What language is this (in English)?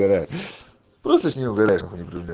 Russian